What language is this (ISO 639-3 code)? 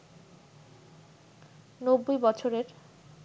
ben